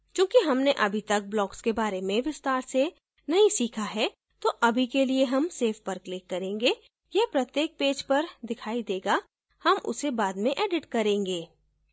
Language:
Hindi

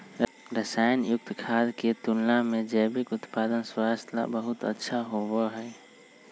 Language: Magahi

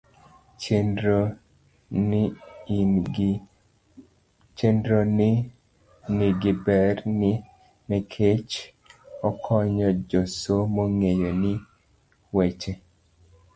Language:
Luo (Kenya and Tanzania)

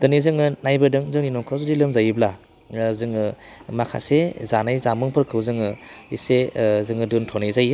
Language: Bodo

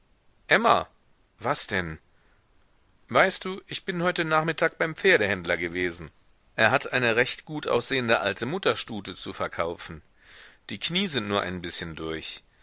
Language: German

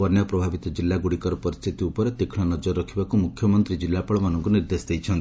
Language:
Odia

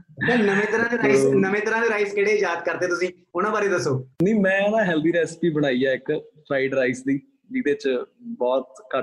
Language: Punjabi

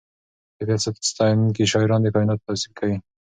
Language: Pashto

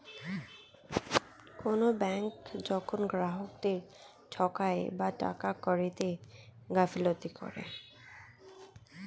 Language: Bangla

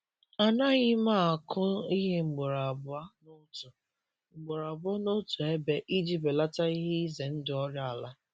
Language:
Igbo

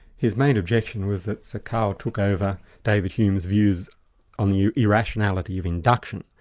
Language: English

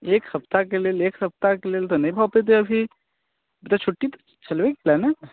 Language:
Maithili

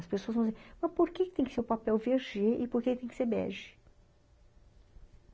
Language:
Portuguese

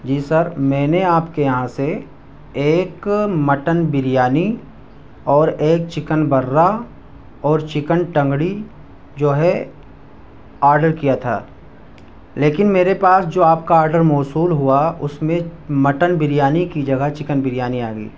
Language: Urdu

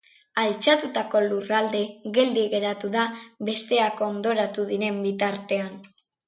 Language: Basque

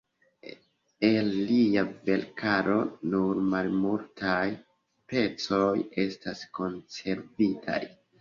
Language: Esperanto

